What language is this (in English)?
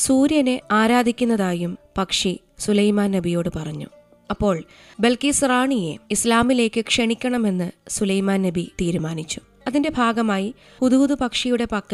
Malayalam